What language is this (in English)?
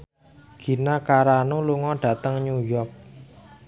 Javanese